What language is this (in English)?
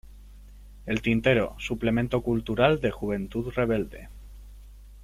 Spanish